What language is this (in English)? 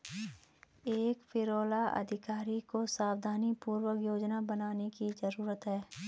Hindi